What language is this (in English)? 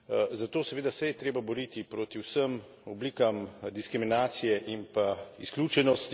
Slovenian